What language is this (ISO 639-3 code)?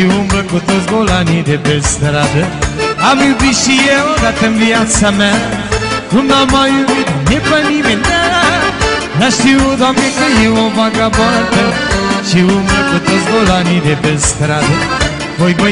ron